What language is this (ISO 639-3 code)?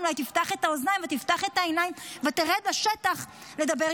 heb